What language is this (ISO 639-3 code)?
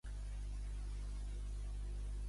cat